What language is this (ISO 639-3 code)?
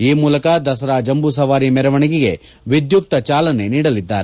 kan